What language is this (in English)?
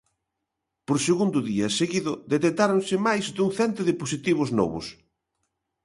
Galician